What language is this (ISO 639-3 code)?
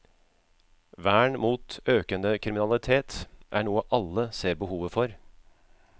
nor